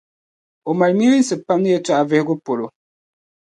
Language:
Dagbani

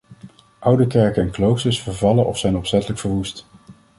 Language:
Dutch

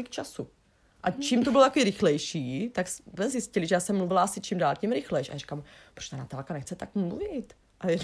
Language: Czech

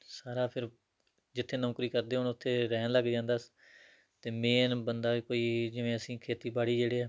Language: Punjabi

